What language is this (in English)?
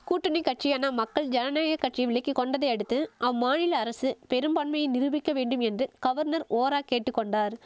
Tamil